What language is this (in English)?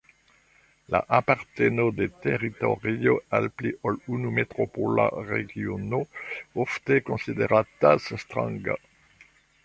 Esperanto